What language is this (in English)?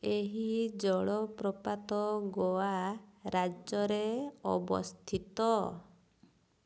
Odia